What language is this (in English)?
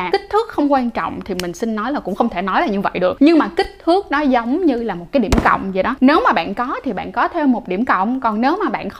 Vietnamese